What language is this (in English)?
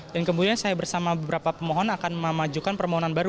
Indonesian